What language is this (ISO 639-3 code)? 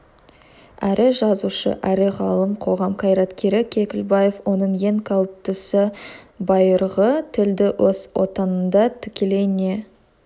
kaz